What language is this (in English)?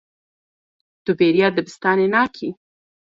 Kurdish